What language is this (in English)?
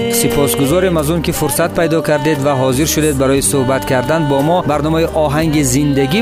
Persian